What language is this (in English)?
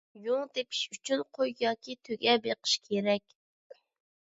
Uyghur